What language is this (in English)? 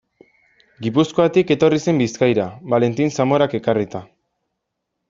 Basque